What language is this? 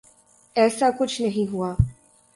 Urdu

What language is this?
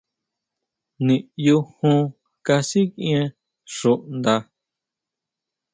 Huautla Mazatec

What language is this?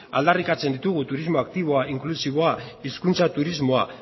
Basque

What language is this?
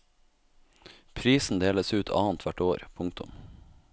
Norwegian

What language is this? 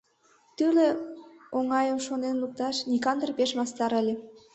Mari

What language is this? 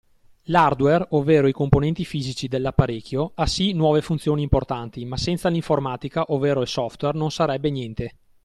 Italian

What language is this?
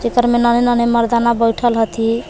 Magahi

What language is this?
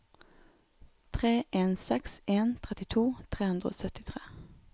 Norwegian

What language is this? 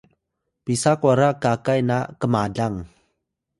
Atayal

